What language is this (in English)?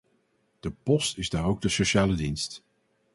Dutch